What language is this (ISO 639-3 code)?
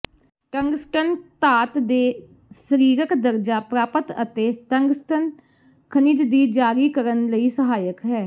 pan